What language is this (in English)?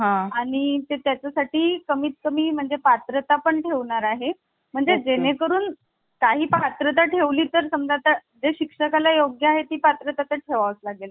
Marathi